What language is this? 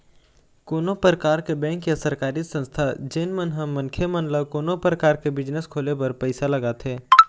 Chhattisgarhi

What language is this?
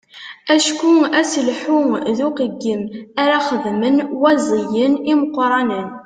Kabyle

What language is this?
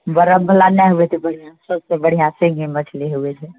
Maithili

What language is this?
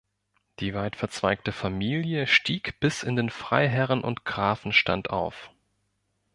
German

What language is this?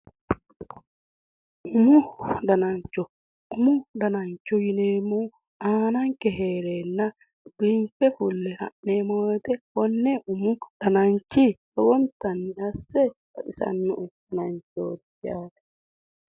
Sidamo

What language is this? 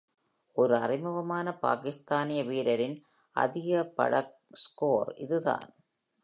Tamil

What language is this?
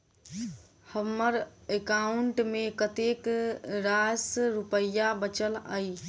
Maithili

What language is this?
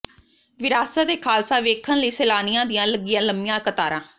Punjabi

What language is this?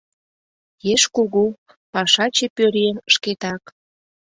Mari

